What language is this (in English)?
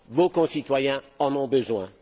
French